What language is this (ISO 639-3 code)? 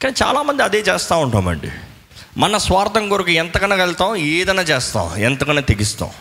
tel